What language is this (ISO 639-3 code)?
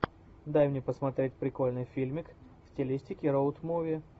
rus